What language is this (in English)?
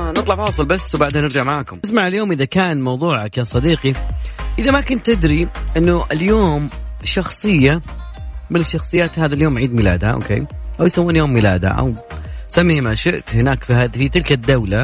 Arabic